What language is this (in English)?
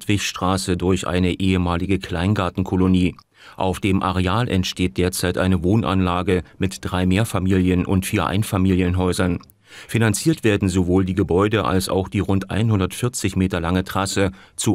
German